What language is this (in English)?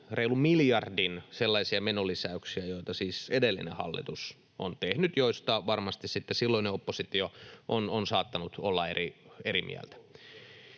Finnish